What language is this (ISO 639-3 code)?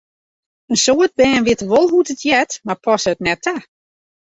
fry